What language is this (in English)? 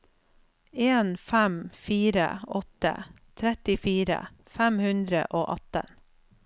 Norwegian